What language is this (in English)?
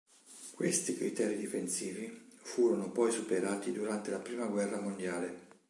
Italian